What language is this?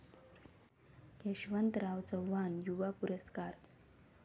Marathi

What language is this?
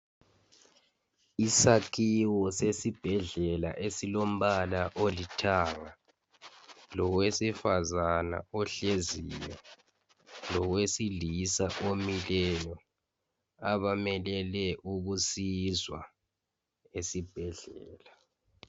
North Ndebele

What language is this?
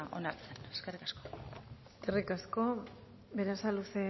Basque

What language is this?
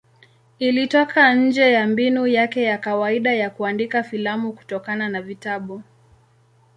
Swahili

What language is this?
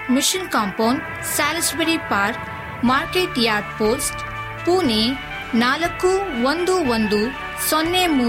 Kannada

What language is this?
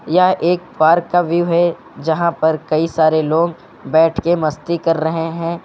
Hindi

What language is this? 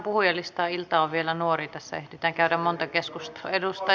Finnish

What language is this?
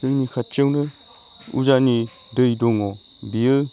Bodo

